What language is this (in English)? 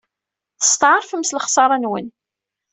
Kabyle